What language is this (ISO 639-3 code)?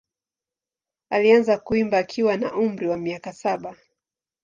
swa